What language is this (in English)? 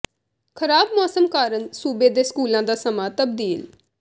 Punjabi